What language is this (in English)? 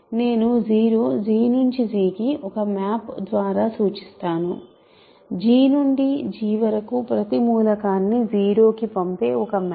Telugu